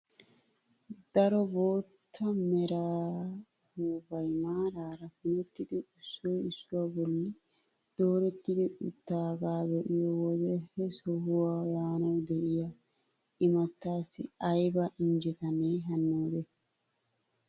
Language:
Wolaytta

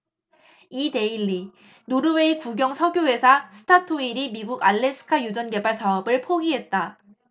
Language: Korean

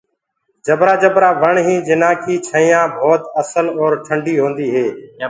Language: Gurgula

